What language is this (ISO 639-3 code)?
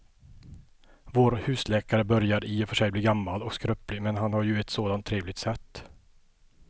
swe